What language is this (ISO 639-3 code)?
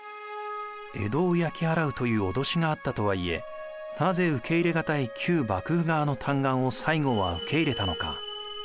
jpn